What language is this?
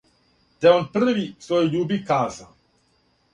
Serbian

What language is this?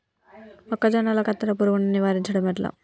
Telugu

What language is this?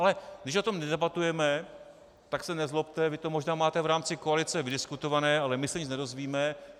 Czech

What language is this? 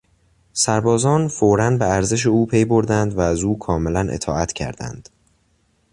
Persian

